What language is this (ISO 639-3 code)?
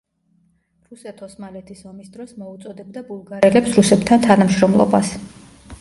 kat